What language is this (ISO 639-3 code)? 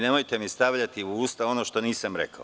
srp